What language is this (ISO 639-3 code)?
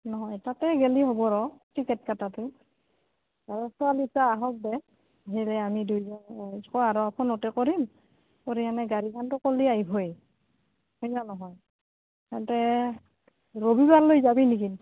asm